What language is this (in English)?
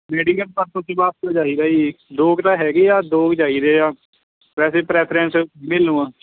Punjabi